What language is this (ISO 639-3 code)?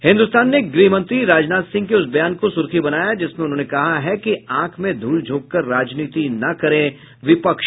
hin